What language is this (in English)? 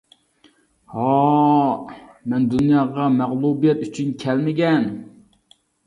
Uyghur